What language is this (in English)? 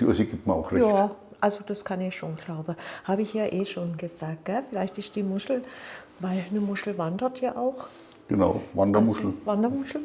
German